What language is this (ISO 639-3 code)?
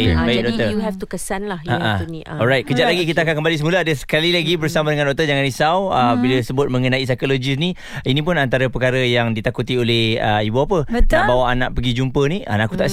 msa